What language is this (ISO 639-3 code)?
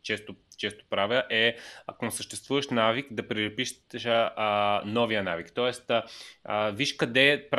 bul